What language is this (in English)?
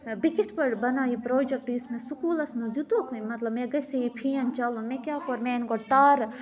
Kashmiri